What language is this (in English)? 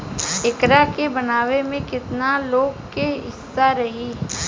Bhojpuri